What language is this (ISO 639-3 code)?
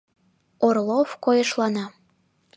chm